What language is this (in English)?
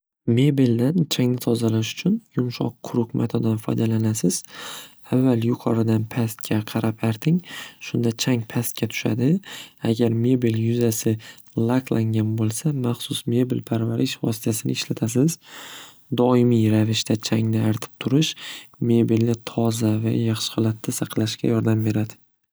Uzbek